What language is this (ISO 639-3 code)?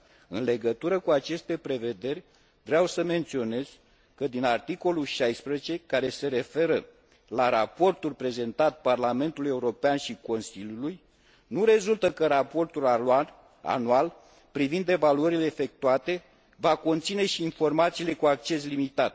ron